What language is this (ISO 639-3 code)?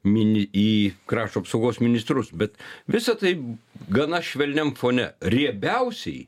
lit